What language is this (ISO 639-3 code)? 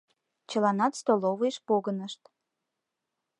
chm